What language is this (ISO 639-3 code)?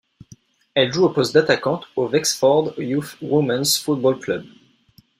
fra